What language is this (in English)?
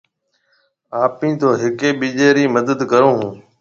Marwari (Pakistan)